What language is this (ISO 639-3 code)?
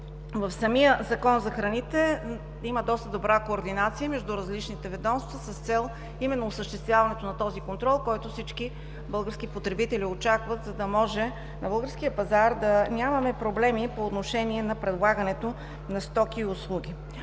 bul